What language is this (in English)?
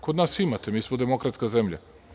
Serbian